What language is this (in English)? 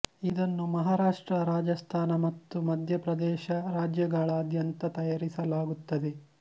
Kannada